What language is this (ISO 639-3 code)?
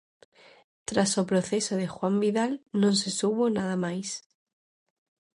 glg